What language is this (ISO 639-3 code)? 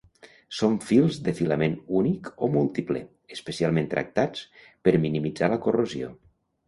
cat